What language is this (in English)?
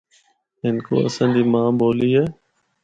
Northern Hindko